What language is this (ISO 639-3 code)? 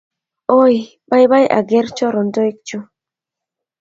kln